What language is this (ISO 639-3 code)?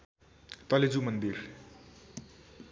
nep